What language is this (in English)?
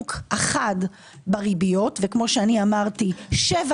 Hebrew